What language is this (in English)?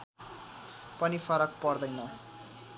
Nepali